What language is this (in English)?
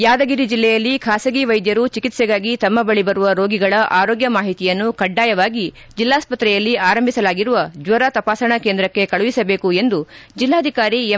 Kannada